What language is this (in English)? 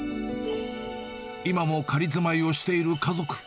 Japanese